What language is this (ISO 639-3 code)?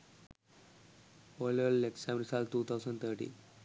sin